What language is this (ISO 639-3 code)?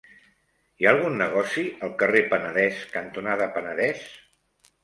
cat